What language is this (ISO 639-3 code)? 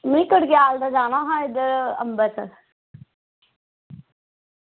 doi